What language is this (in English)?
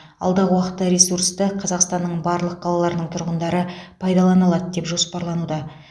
Kazakh